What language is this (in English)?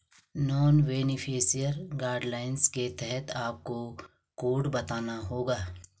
Hindi